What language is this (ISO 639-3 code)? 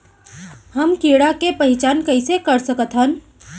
hne